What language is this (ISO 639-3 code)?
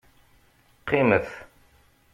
kab